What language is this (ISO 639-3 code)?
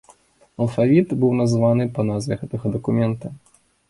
bel